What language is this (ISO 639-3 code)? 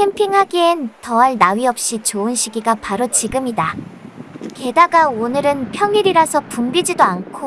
kor